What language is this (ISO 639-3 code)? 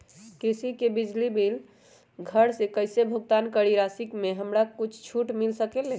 mag